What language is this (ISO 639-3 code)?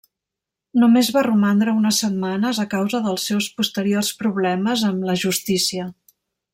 cat